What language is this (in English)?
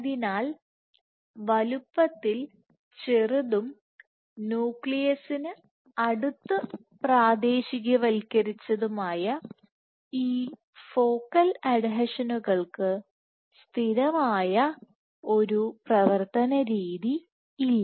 Malayalam